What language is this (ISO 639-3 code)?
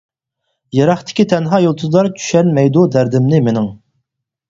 uig